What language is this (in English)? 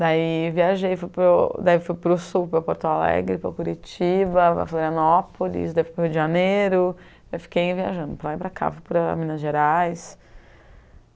Portuguese